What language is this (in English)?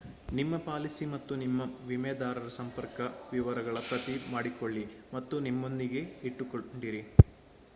Kannada